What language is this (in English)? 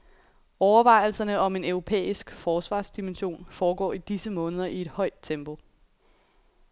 Danish